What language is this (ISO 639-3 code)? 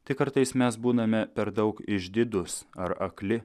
lit